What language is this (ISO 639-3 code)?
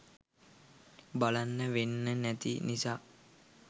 sin